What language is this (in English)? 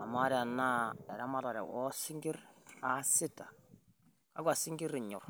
Masai